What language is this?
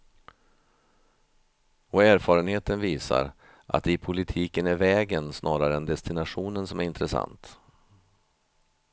Swedish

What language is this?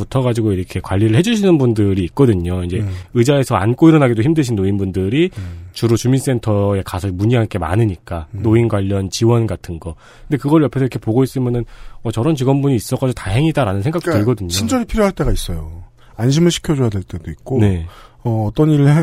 Korean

